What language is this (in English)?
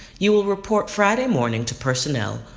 English